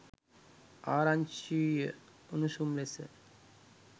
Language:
Sinhala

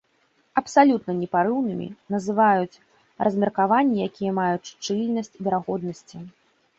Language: Belarusian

